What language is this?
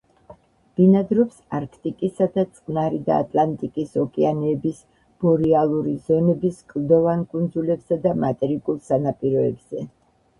Georgian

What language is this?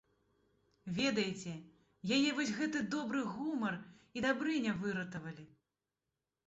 Belarusian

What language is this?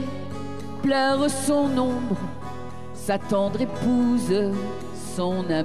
French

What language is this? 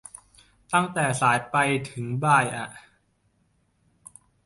Thai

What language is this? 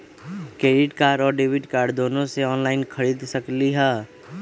Magahi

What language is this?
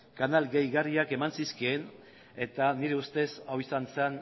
Basque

